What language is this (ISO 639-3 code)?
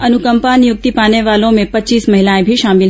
hin